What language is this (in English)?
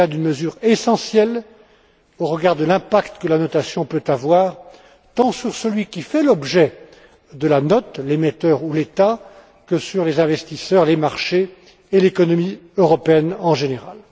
French